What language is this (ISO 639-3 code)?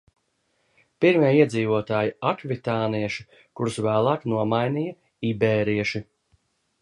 lav